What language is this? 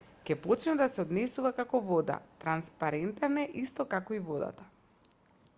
Macedonian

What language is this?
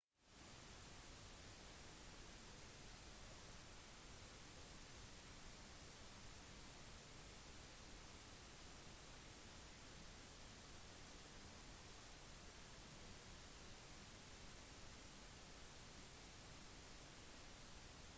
Norwegian Bokmål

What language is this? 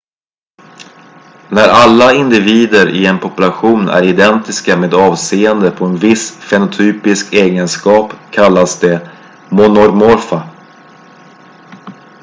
Swedish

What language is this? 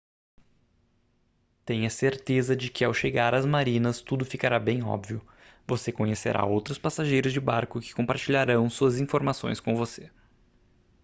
Portuguese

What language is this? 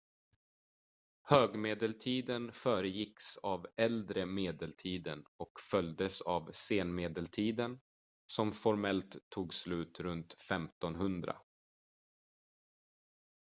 Swedish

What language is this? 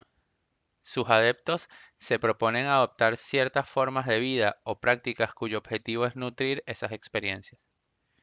Spanish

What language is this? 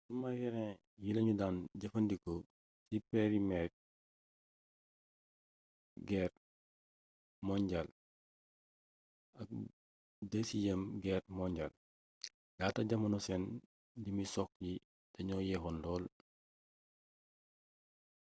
Wolof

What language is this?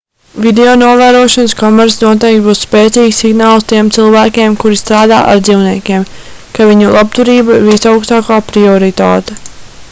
Latvian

